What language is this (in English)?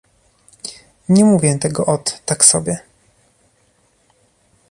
Polish